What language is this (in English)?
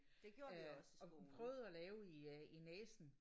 Danish